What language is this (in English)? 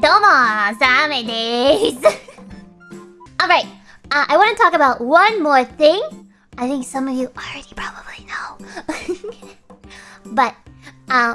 English